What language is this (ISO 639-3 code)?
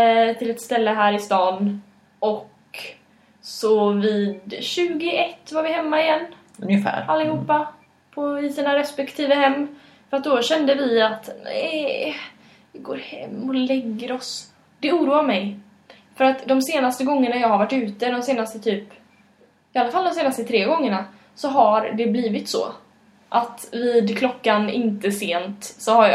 swe